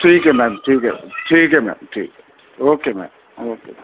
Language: Urdu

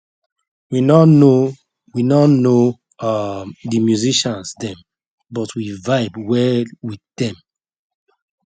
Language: Nigerian Pidgin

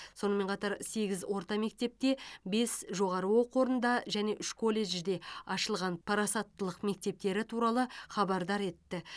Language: Kazakh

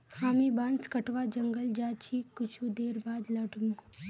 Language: Magahi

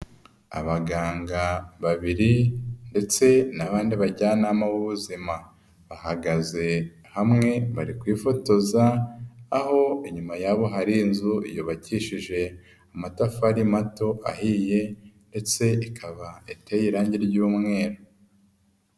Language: Kinyarwanda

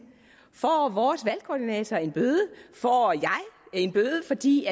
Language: Danish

